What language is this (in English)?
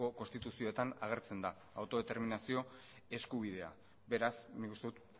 Basque